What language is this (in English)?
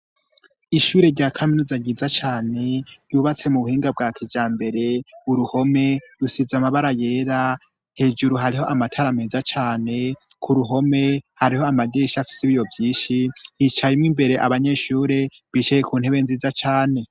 Rundi